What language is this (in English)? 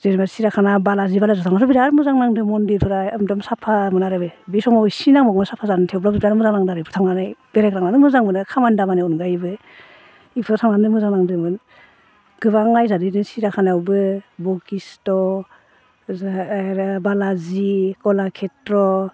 Bodo